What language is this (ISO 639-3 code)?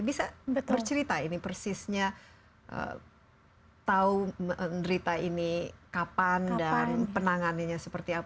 ind